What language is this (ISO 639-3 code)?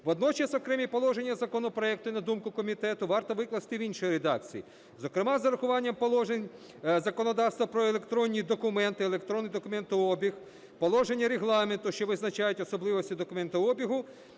ukr